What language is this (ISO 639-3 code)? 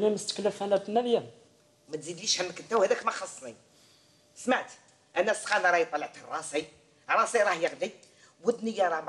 ara